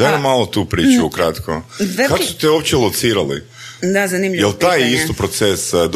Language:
Croatian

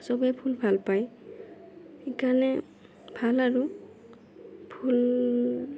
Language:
Assamese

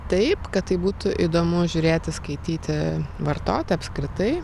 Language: Lithuanian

